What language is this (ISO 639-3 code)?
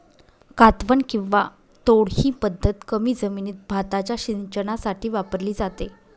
mar